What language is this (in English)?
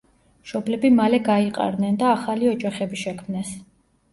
Georgian